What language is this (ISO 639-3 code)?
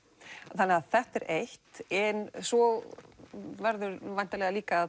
isl